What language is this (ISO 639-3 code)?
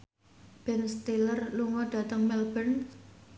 jav